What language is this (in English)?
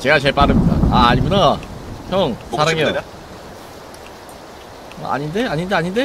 Korean